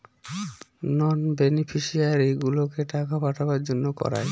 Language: Bangla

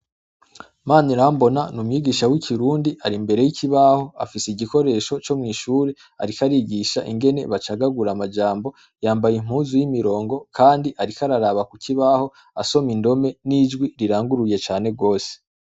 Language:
Rundi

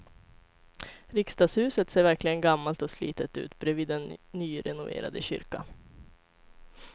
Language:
Swedish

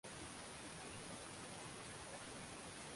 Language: Swahili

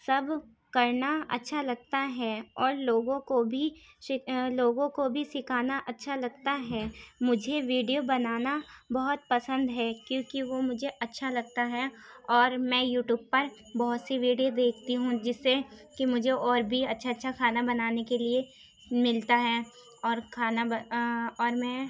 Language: Urdu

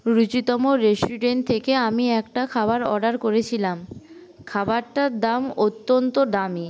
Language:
Bangla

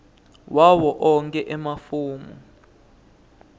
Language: Swati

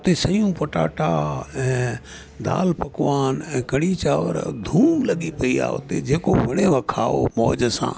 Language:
Sindhi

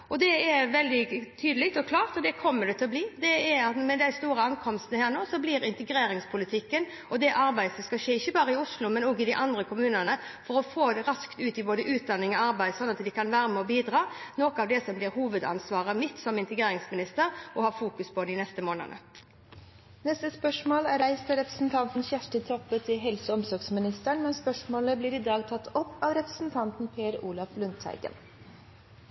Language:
Norwegian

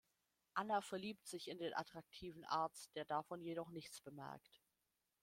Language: German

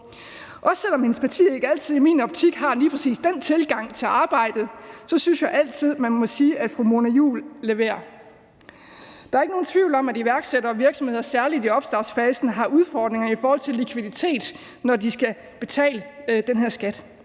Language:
Danish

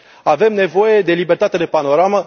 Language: Romanian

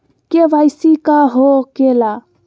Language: Magahi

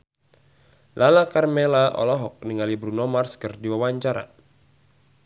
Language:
Sundanese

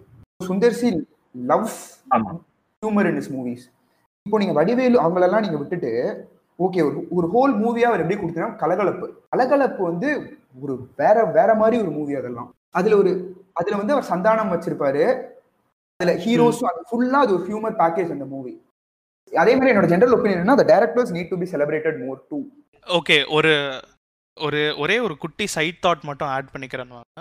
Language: Tamil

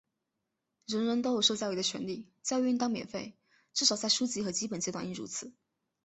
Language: Chinese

